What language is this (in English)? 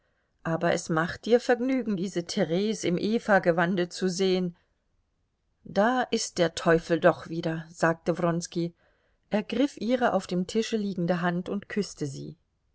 German